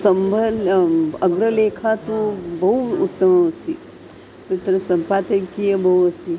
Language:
Sanskrit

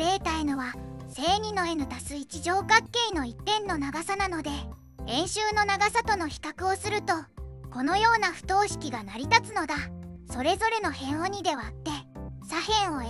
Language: Japanese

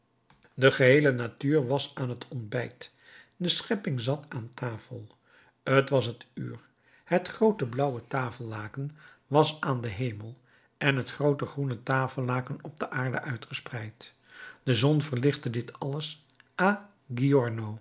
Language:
Dutch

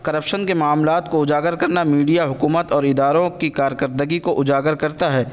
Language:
Urdu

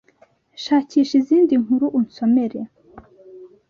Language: Kinyarwanda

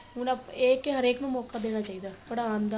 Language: Punjabi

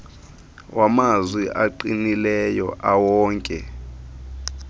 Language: Xhosa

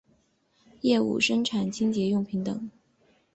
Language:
Chinese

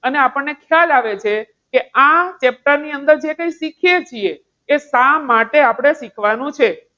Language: Gujarati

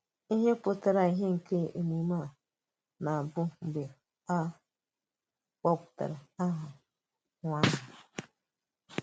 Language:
Igbo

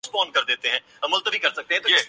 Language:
Urdu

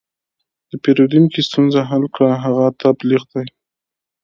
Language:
Pashto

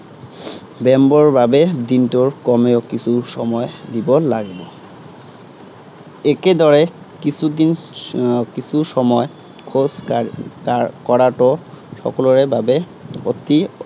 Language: Assamese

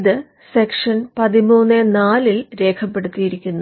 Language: Malayalam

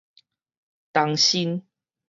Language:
Min Nan Chinese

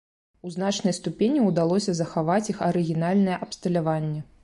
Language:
Belarusian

